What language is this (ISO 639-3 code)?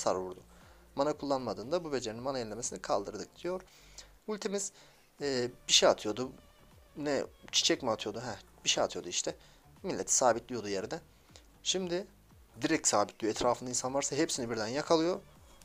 tur